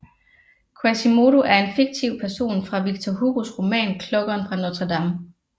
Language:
Danish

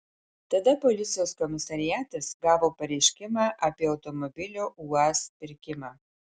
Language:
Lithuanian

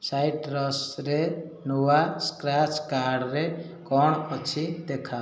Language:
Odia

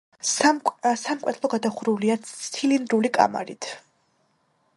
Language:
Georgian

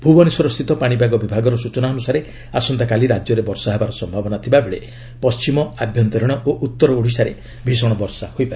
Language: Odia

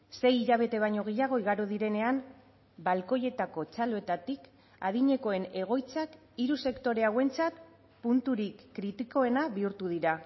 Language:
Basque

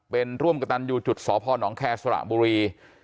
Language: Thai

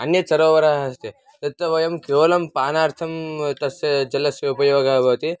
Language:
Sanskrit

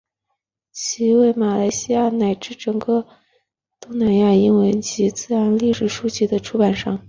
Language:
Chinese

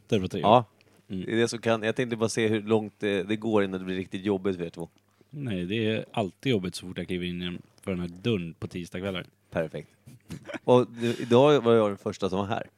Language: Swedish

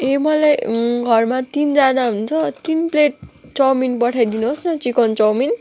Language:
Nepali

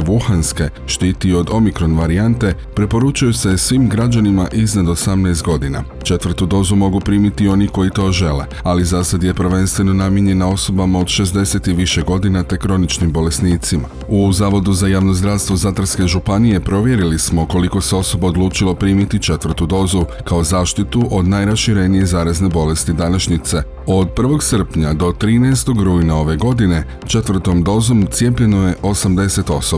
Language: Croatian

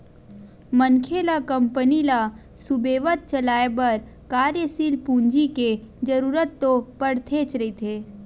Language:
Chhattisgarhi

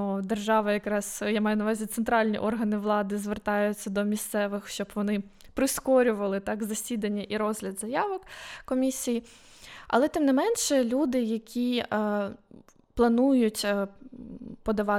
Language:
Ukrainian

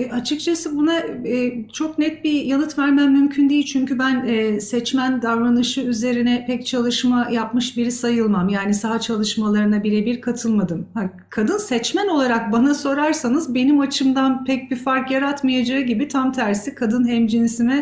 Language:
Turkish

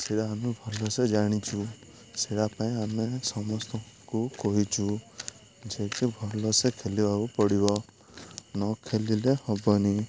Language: Odia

